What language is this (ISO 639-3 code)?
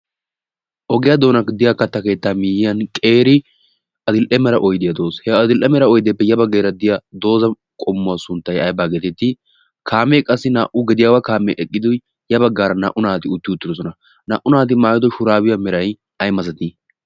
wal